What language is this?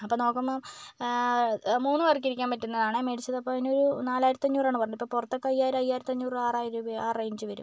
Malayalam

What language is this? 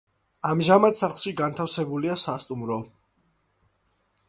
Georgian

